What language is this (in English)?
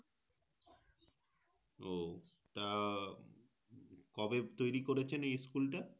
Bangla